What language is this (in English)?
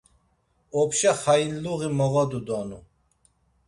Laz